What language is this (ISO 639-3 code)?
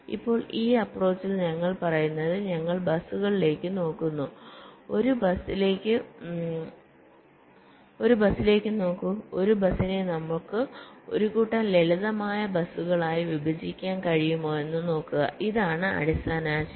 mal